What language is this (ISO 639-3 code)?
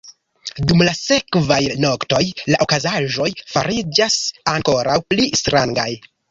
epo